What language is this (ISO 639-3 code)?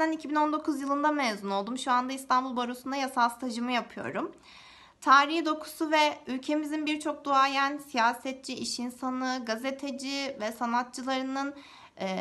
tur